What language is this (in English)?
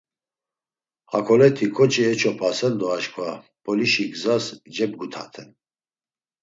Laz